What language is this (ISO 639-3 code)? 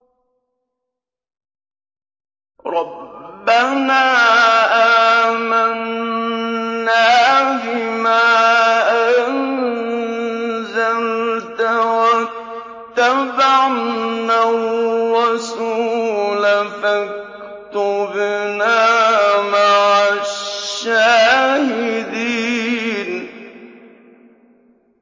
ara